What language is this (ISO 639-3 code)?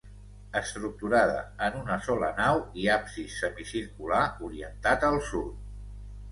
cat